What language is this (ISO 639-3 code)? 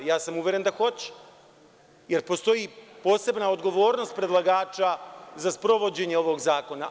srp